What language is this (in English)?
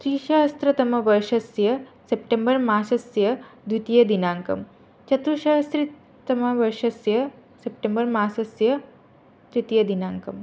Sanskrit